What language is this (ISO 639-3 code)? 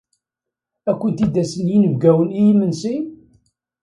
kab